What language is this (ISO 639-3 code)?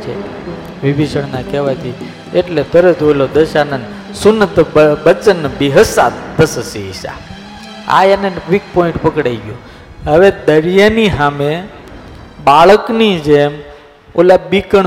guj